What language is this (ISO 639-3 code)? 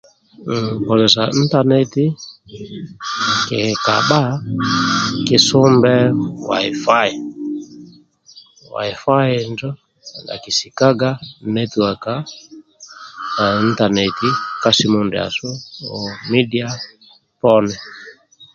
rwm